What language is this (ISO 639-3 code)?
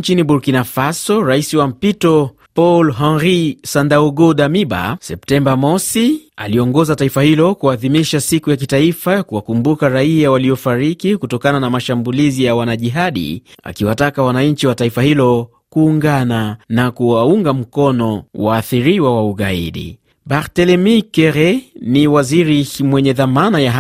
swa